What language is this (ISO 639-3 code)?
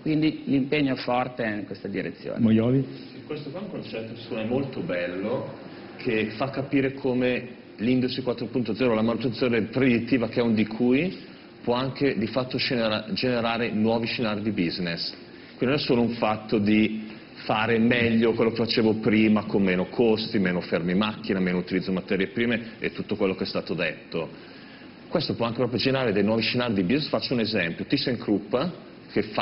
ita